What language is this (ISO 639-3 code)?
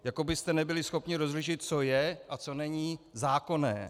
ces